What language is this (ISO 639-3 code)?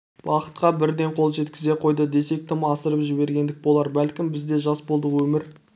kaz